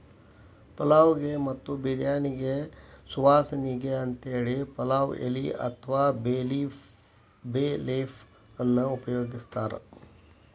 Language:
Kannada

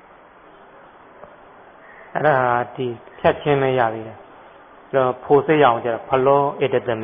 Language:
Thai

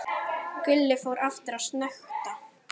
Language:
Icelandic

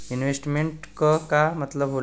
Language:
Bhojpuri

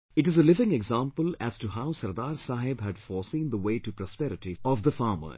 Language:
English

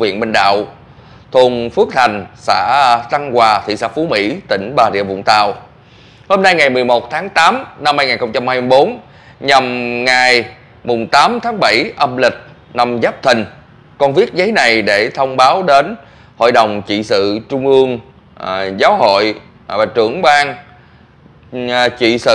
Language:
Vietnamese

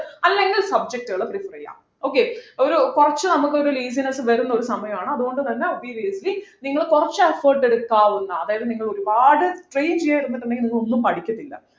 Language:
Malayalam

